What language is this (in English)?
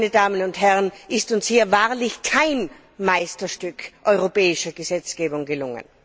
German